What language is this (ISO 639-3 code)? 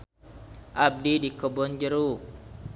sun